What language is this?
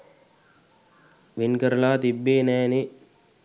Sinhala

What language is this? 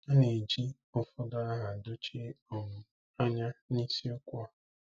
Igbo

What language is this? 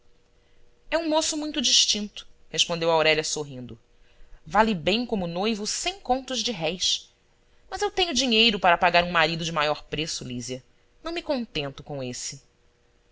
Portuguese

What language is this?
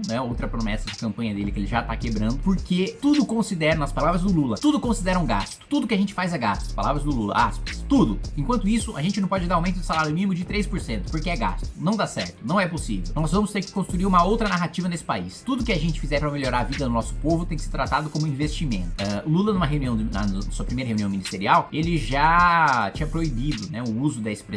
Portuguese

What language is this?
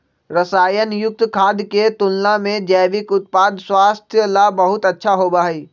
Magahi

